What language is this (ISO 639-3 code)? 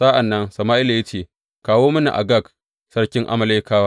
hau